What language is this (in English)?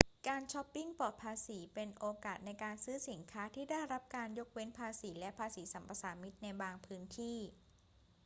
Thai